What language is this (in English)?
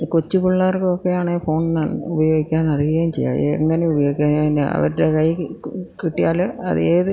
Malayalam